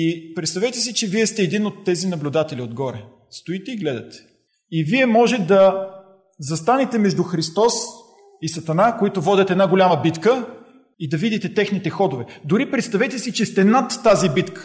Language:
Bulgarian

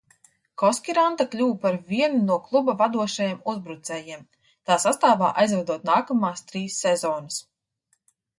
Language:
Latvian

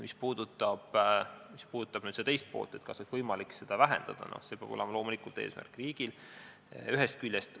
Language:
Estonian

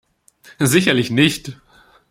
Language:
German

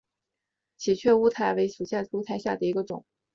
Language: Chinese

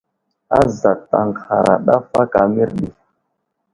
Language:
Wuzlam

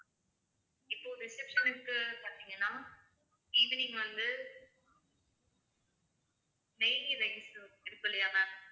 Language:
Tamil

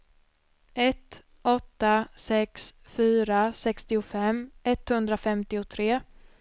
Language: Swedish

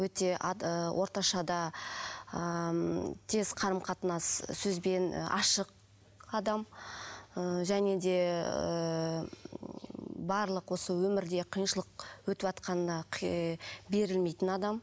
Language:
Kazakh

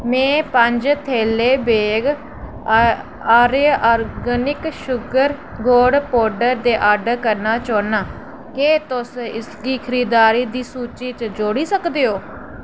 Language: Dogri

